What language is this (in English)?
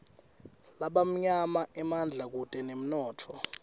Swati